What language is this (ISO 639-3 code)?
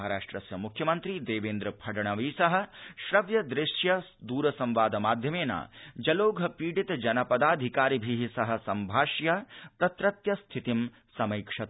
san